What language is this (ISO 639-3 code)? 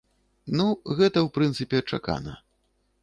bel